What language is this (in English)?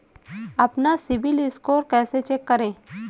Hindi